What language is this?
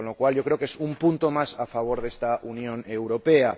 Spanish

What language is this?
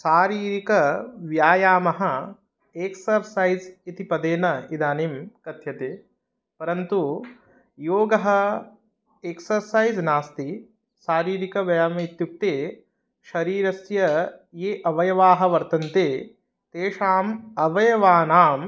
Sanskrit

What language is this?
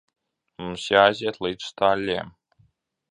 Latvian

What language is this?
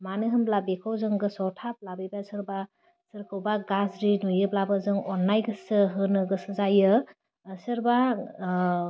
Bodo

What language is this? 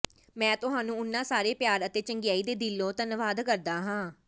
Punjabi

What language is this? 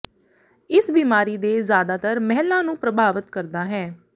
Punjabi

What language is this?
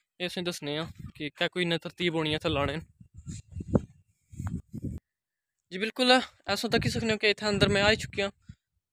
Hindi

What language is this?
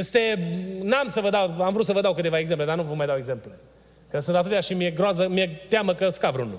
Romanian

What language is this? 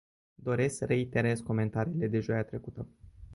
Romanian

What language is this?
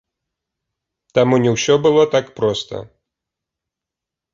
Belarusian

